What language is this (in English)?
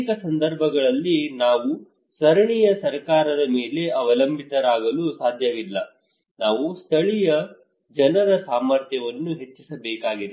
Kannada